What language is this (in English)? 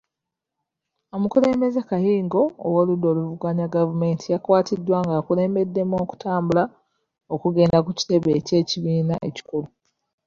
Ganda